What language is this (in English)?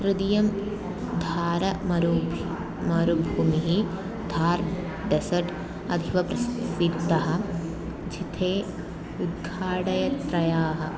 Sanskrit